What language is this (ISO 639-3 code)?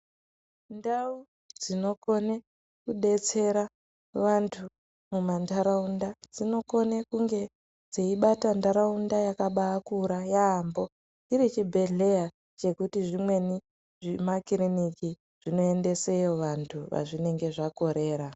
ndc